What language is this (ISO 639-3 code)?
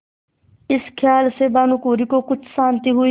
hin